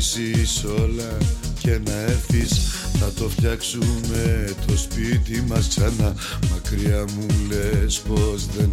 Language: Greek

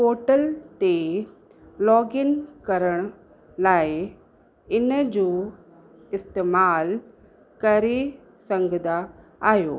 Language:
Sindhi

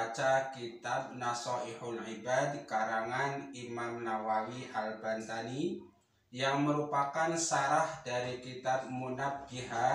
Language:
Indonesian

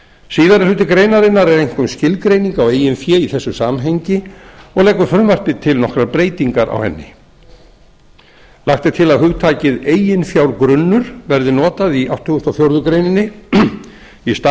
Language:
Icelandic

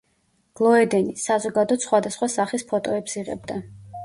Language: Georgian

